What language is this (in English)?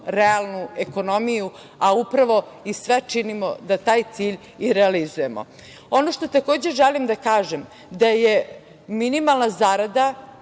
Serbian